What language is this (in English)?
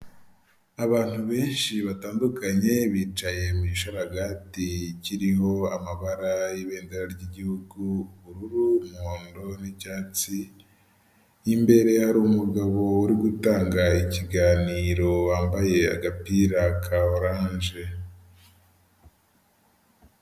Kinyarwanda